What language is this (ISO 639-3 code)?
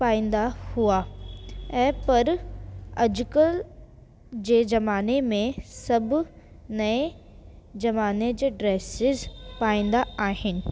snd